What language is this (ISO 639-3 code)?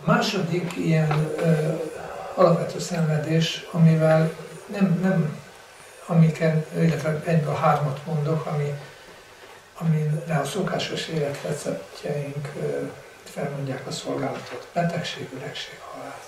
hun